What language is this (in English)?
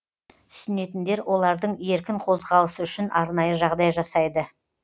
Kazakh